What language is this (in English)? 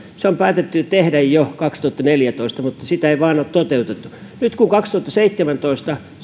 Finnish